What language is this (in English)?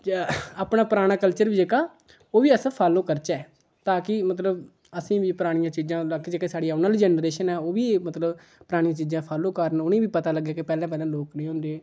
Dogri